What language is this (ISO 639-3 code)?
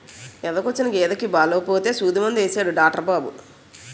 tel